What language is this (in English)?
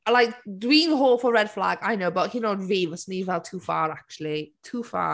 Welsh